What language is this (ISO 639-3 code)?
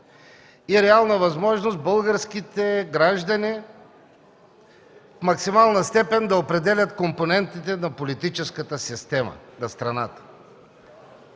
bul